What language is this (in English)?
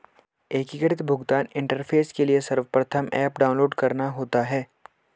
Hindi